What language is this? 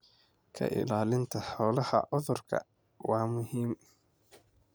Somali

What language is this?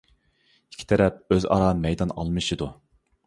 Uyghur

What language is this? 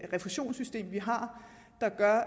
Danish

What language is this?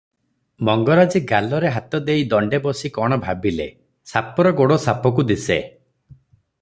Odia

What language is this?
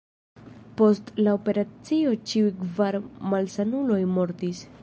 Esperanto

